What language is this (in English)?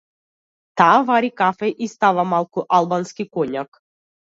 Macedonian